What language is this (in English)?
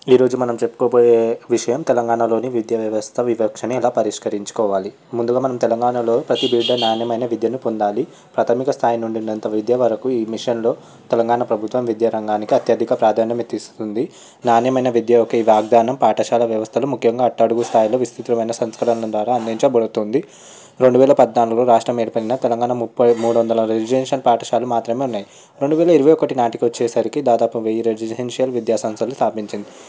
Telugu